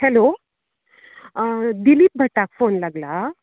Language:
Konkani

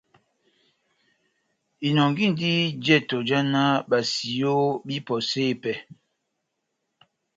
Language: Batanga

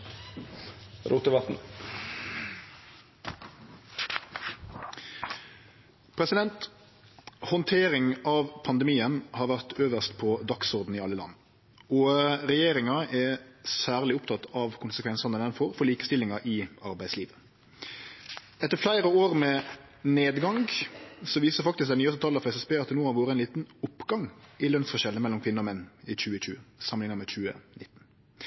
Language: Norwegian Nynorsk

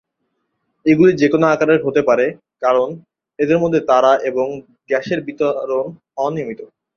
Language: Bangla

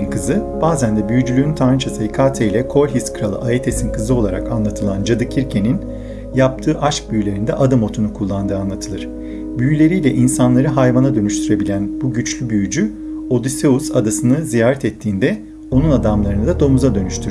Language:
Turkish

